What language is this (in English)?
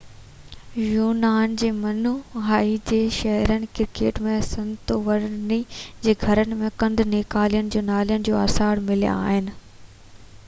Sindhi